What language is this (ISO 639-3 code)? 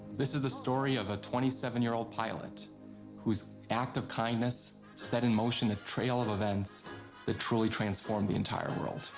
eng